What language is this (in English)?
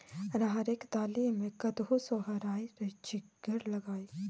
Maithili